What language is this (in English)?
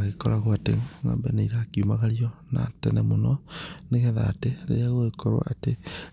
Kikuyu